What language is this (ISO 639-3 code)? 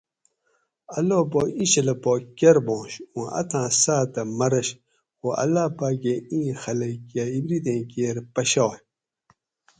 gwc